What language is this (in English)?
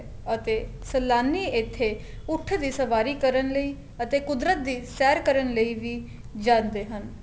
Punjabi